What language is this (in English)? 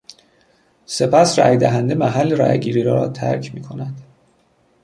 Persian